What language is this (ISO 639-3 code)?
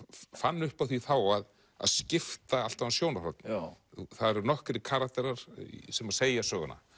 isl